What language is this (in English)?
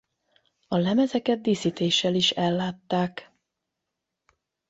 Hungarian